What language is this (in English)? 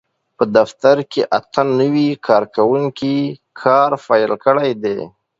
Pashto